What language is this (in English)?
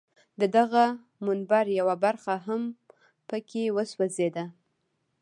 Pashto